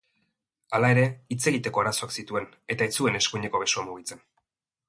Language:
Basque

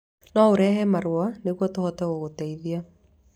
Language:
Kikuyu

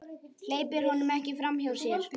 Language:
Icelandic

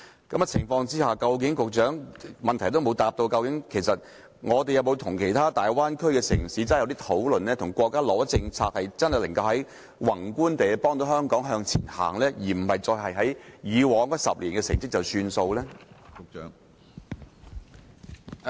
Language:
Cantonese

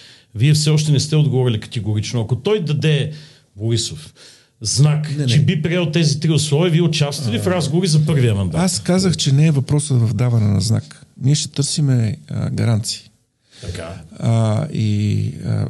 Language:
Bulgarian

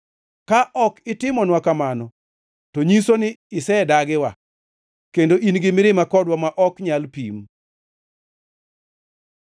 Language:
Luo (Kenya and Tanzania)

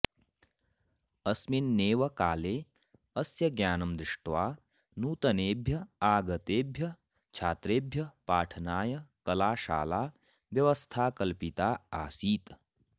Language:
Sanskrit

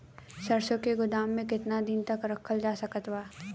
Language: Bhojpuri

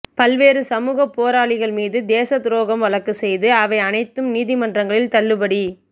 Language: Tamil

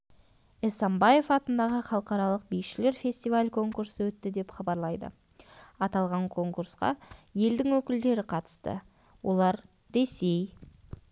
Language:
Kazakh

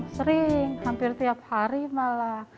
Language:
Indonesian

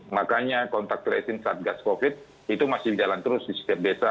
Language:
Indonesian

